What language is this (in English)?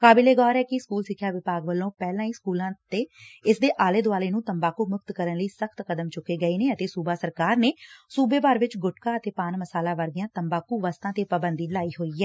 Punjabi